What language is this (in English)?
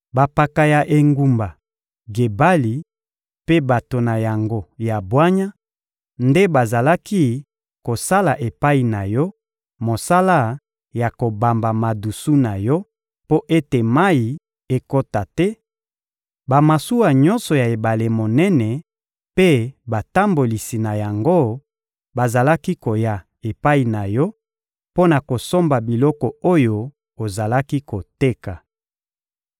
Lingala